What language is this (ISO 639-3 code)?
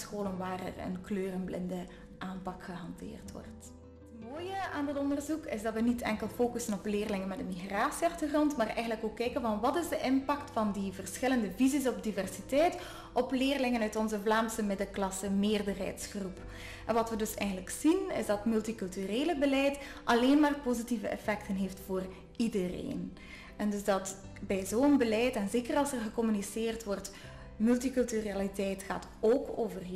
nld